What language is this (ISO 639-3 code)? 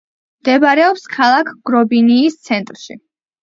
kat